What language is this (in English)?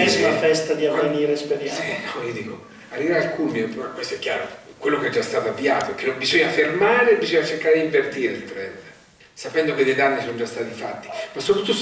Italian